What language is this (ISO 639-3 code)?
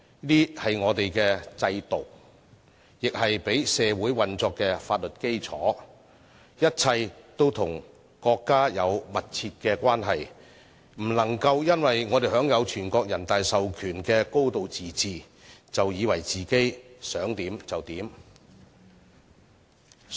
yue